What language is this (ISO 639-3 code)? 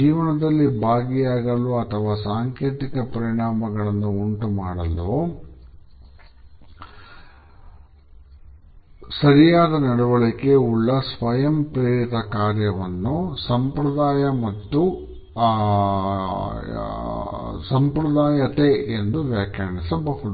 kan